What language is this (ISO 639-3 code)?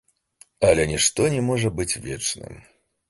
bel